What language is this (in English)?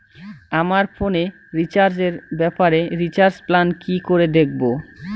Bangla